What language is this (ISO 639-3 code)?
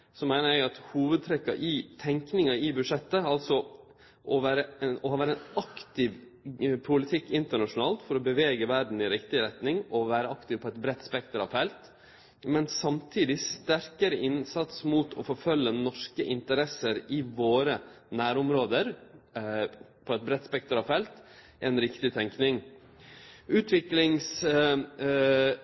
nno